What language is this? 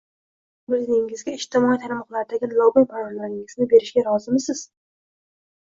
Uzbek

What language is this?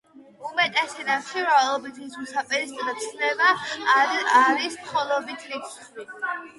Georgian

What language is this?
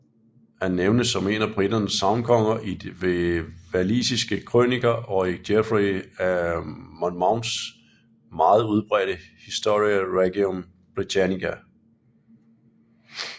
Danish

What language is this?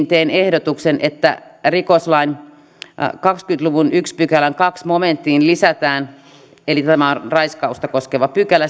Finnish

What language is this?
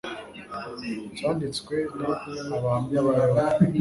Kinyarwanda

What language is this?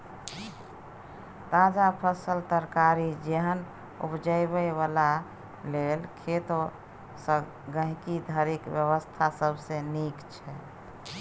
Maithili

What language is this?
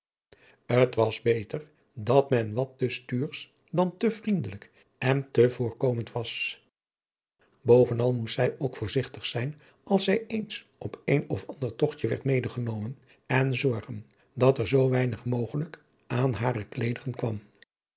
Dutch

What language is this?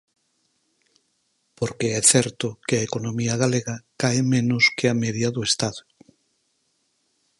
Galician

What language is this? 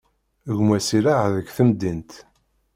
Kabyle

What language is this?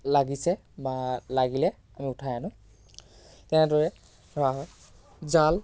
Assamese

